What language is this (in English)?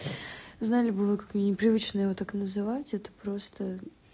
Russian